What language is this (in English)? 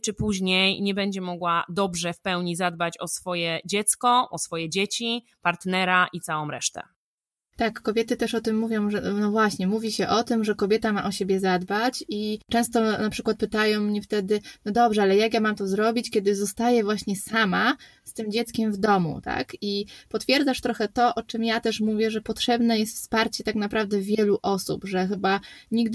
Polish